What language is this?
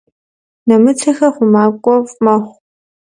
Kabardian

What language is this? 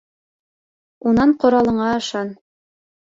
Bashkir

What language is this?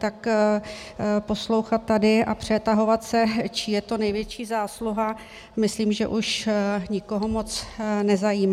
Czech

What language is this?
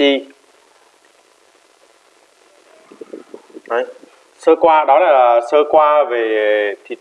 Vietnamese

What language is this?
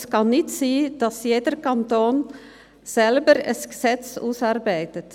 Swiss German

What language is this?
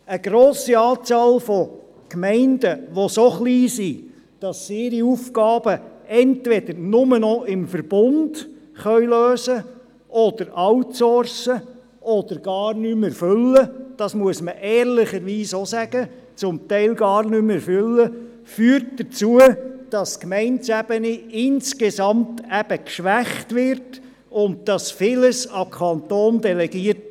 Swiss German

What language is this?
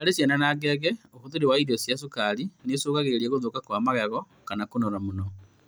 Kikuyu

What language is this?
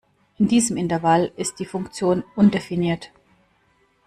German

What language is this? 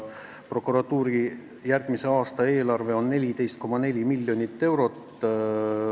Estonian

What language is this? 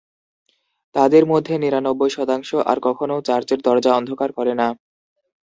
Bangla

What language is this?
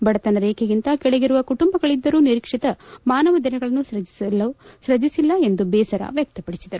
Kannada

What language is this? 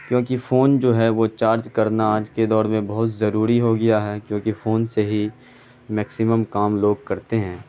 Urdu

